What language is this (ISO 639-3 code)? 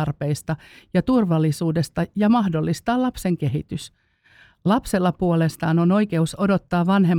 fin